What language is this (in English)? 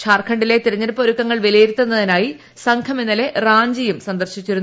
Malayalam